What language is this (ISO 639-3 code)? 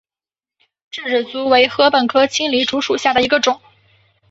zho